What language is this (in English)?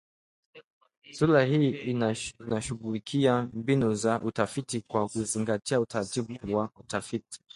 Swahili